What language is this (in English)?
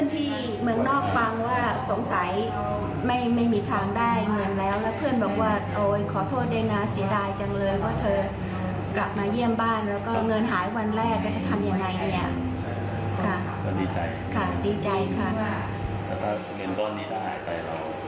Thai